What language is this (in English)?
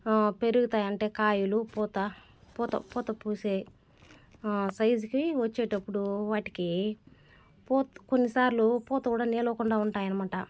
Telugu